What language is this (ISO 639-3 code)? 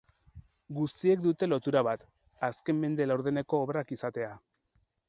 eus